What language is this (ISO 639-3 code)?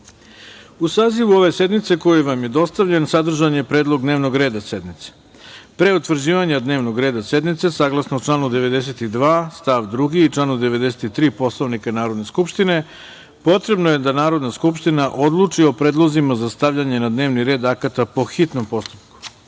srp